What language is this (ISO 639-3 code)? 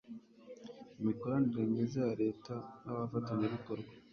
kin